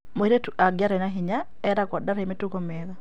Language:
Kikuyu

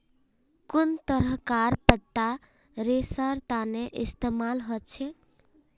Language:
Magahi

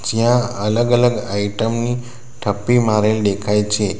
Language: Gujarati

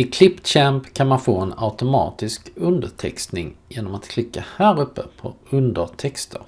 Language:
Swedish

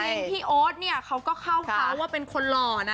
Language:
Thai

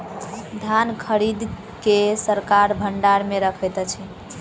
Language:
Maithili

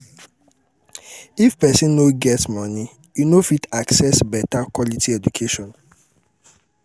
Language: Nigerian Pidgin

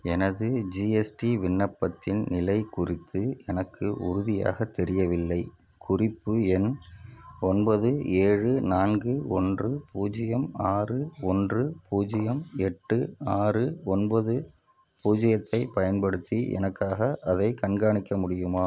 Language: Tamil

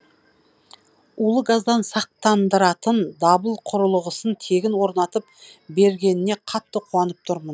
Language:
Kazakh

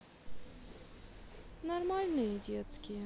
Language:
Russian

